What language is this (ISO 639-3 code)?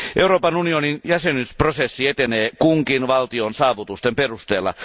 fin